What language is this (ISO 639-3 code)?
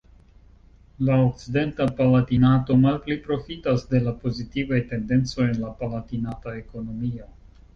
epo